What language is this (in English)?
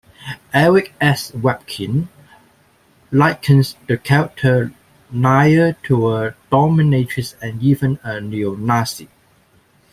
English